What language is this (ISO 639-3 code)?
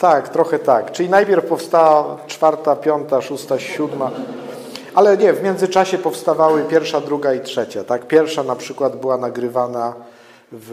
pol